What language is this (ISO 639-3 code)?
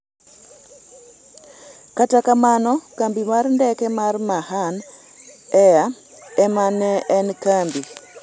luo